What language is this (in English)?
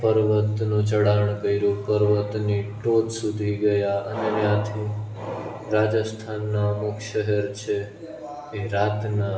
Gujarati